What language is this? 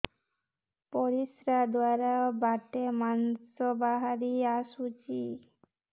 Odia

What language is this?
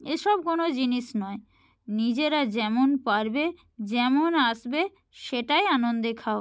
Bangla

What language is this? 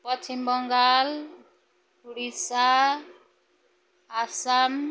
Nepali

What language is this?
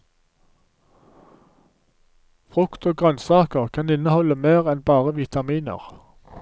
Norwegian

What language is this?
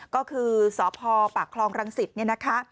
Thai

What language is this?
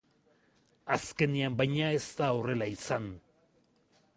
Basque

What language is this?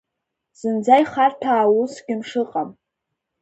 Abkhazian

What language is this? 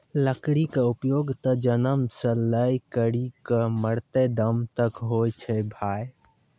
Maithili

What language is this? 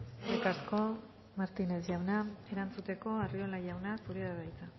Basque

